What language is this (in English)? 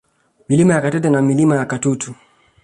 Swahili